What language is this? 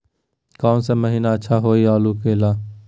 Magahi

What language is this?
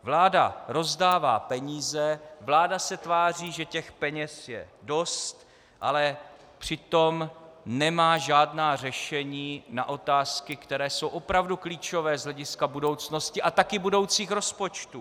Czech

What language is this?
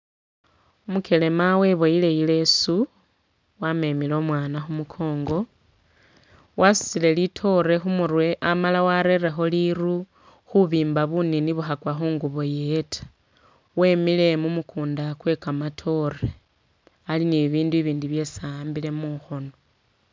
Masaaba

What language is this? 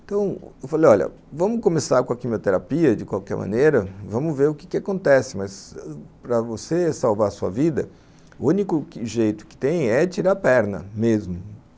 Portuguese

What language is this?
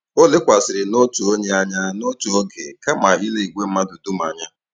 Igbo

